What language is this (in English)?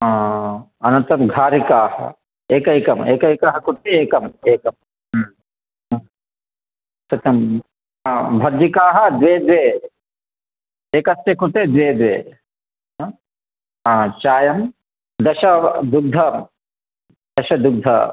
Sanskrit